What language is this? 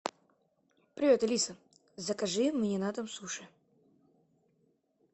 Russian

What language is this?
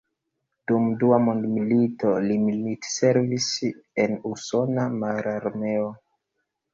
Esperanto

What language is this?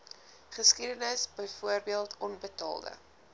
Afrikaans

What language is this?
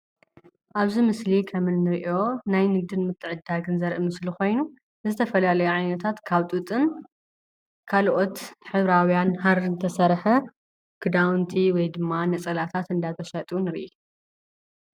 Tigrinya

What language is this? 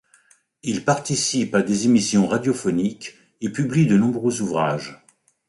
French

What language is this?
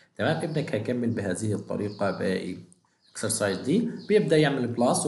Arabic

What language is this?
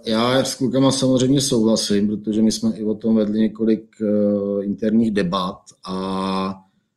Czech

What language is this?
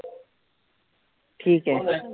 Marathi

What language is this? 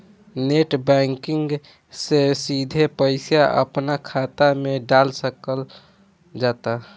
Bhojpuri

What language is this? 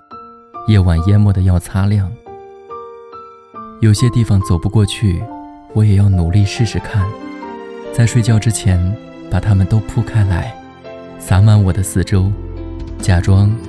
Chinese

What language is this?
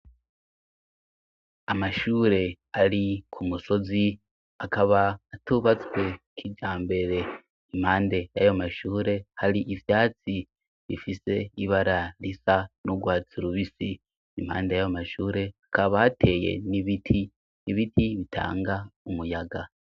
Rundi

